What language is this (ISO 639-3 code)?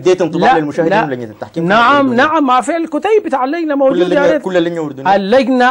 ara